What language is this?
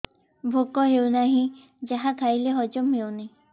Odia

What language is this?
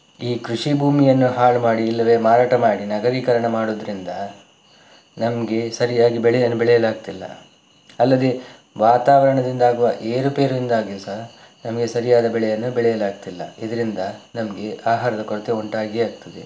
Kannada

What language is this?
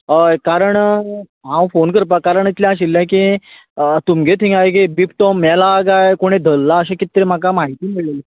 Konkani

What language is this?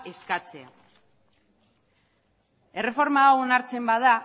Basque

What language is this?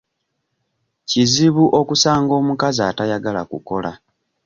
Ganda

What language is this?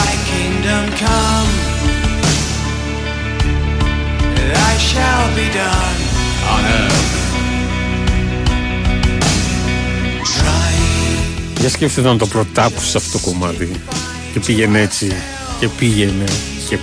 Greek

